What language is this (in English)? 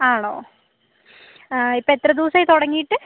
Malayalam